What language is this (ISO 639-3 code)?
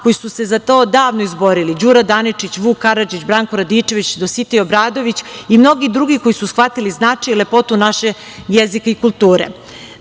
srp